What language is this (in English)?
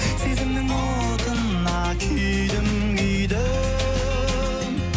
Kazakh